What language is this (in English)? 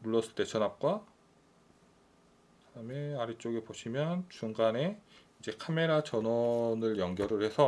Korean